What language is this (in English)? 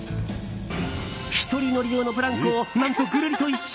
Japanese